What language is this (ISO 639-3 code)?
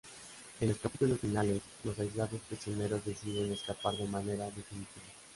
spa